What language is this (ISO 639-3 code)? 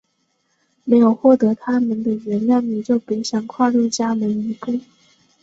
zho